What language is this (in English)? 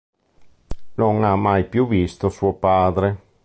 Italian